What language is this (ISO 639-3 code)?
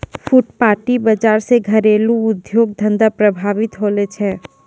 mai